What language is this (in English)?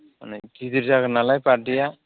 Bodo